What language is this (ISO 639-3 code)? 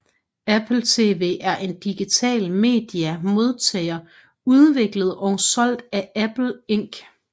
dan